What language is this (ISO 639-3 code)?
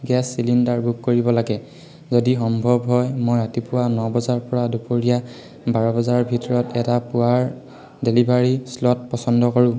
asm